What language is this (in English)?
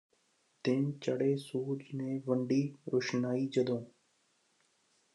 Punjabi